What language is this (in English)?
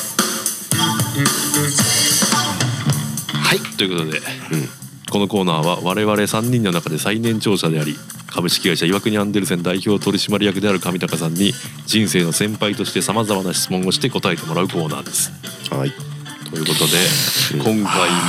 Japanese